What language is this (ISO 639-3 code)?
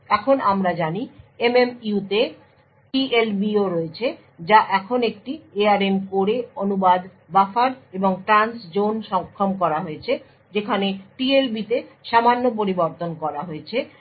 ben